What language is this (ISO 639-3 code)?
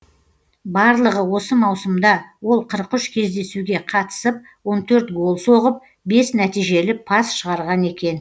kaz